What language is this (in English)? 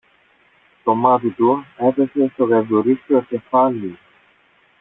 Greek